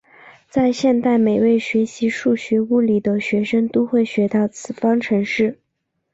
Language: Chinese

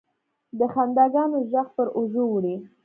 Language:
Pashto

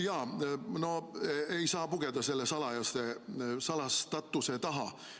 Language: Estonian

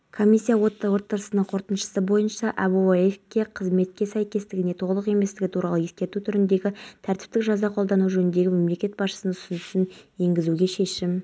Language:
Kazakh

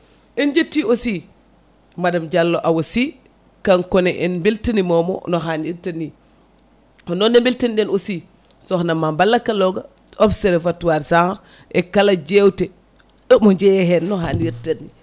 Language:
Fula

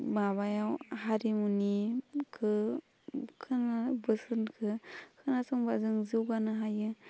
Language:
Bodo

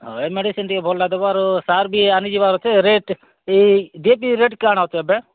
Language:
Odia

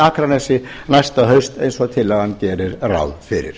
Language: Icelandic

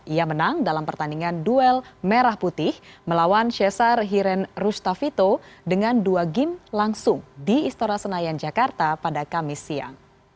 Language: Indonesian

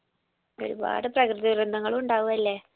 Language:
Malayalam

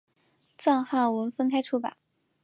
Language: Chinese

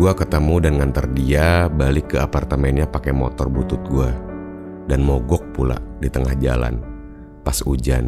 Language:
Indonesian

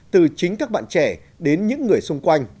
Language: Vietnamese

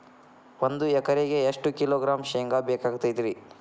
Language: Kannada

